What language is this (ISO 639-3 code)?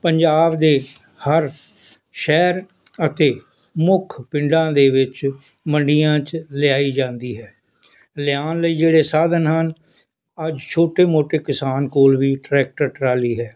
pan